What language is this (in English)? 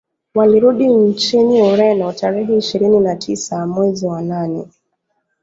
Swahili